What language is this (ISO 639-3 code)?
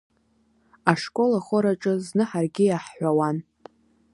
abk